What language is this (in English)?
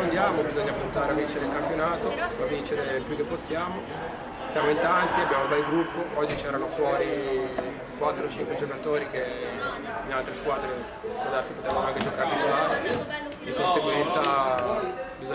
Italian